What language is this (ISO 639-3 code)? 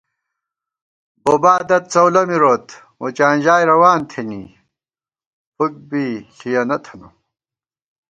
gwt